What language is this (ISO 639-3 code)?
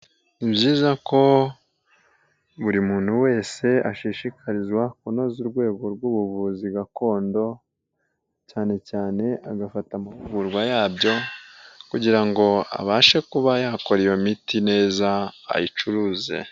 kin